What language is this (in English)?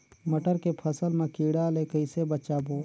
Chhattisgarhi